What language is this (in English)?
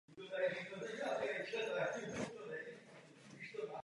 Czech